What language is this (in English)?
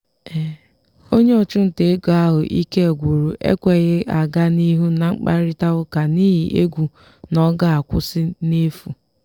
Igbo